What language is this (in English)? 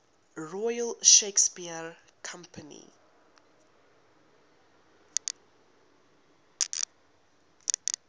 English